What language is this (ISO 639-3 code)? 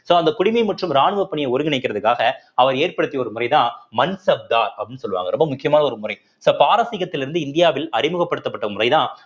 tam